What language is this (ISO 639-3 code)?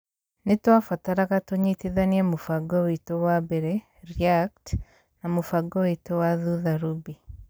kik